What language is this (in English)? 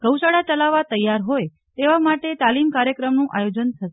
Gujarati